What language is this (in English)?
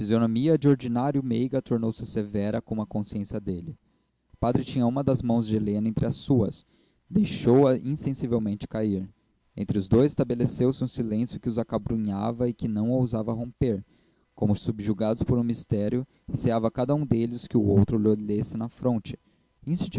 Portuguese